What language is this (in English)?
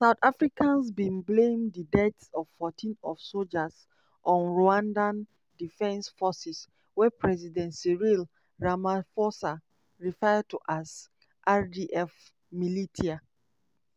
Nigerian Pidgin